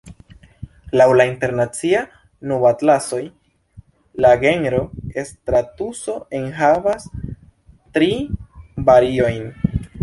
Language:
Esperanto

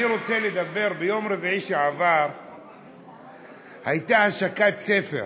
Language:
Hebrew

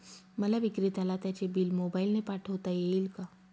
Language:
Marathi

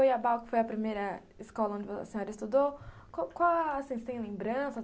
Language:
Portuguese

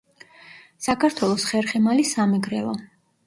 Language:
Georgian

